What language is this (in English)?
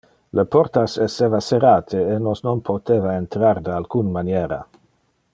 Interlingua